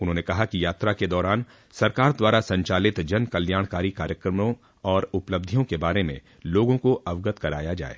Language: Hindi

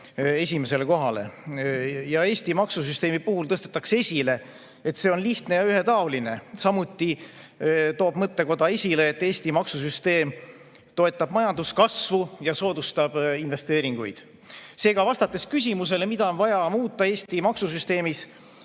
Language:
Estonian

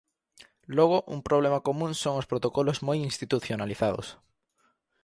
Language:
Galician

